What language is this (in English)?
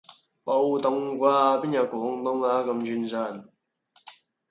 Cantonese